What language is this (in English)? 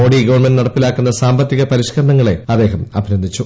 Malayalam